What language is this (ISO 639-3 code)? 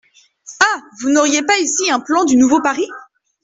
fra